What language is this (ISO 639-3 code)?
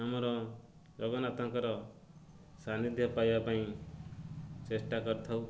ori